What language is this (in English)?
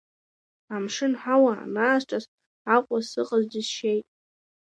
Abkhazian